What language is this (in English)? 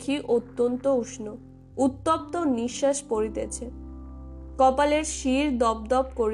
Bangla